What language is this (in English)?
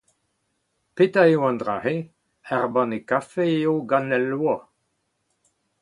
Breton